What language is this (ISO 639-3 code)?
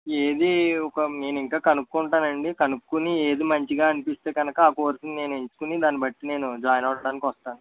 tel